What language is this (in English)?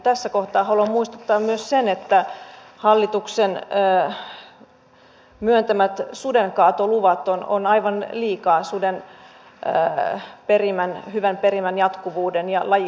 Finnish